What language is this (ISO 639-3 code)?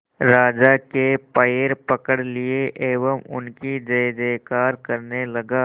hin